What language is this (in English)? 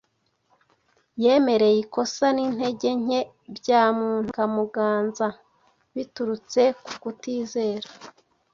Kinyarwanda